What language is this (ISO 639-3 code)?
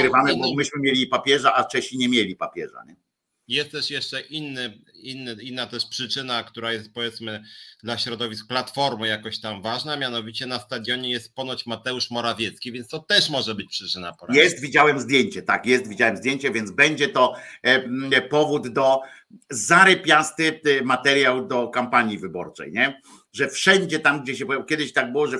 pol